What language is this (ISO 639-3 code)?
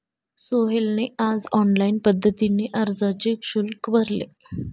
mar